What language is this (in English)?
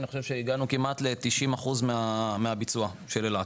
Hebrew